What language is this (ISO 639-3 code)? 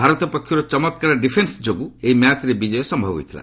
ori